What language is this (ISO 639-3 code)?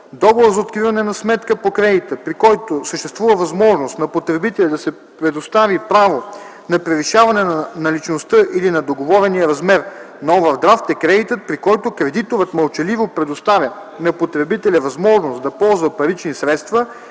bul